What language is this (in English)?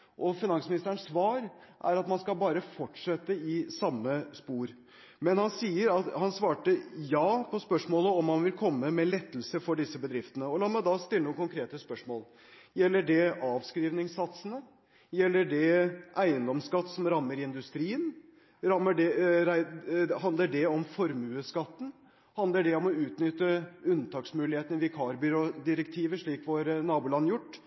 Norwegian Bokmål